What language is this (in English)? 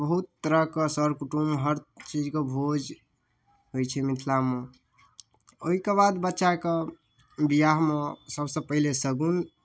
Maithili